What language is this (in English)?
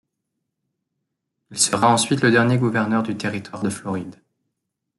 French